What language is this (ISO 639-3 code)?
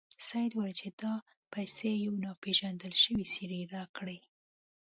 pus